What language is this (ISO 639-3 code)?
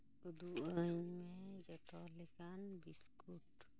sat